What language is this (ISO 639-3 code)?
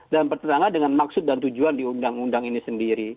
ind